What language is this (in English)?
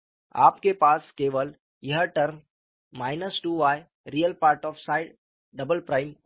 Hindi